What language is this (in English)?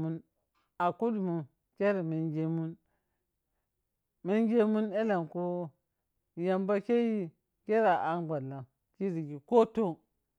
Piya-Kwonci